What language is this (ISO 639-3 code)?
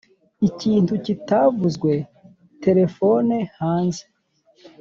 kin